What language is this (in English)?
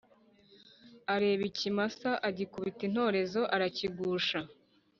Kinyarwanda